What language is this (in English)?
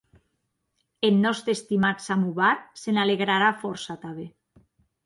Occitan